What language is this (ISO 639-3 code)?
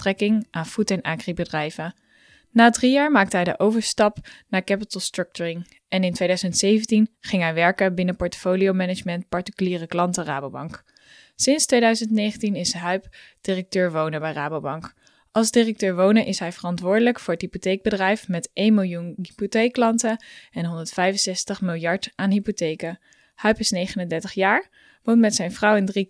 nld